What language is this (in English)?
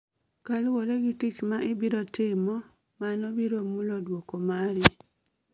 Luo (Kenya and Tanzania)